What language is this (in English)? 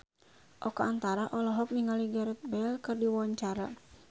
Sundanese